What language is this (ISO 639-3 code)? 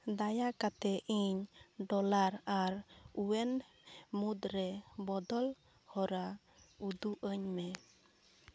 sat